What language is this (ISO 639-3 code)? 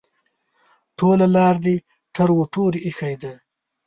pus